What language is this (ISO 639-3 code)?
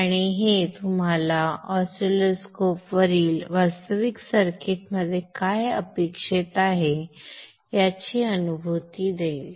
mar